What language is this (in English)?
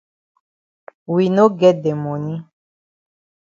Cameroon Pidgin